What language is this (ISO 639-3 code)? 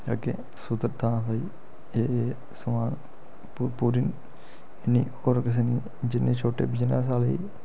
doi